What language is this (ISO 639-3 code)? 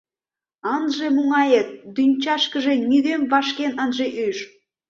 chm